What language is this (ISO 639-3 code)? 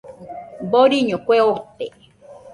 hux